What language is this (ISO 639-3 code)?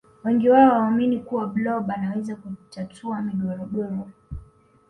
swa